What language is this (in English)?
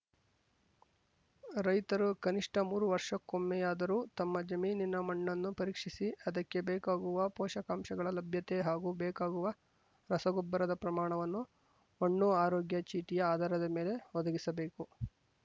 Kannada